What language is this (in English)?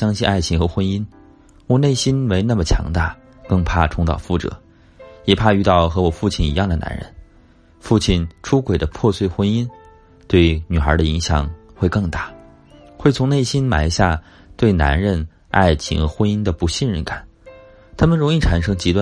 Chinese